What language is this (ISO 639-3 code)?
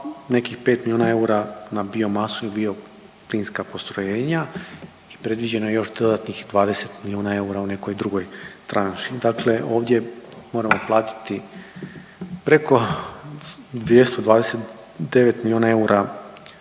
hrv